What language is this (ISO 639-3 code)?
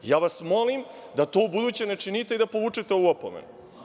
srp